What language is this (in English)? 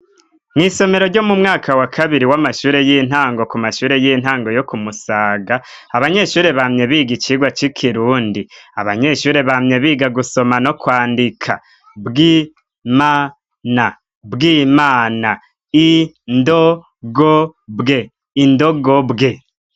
Rundi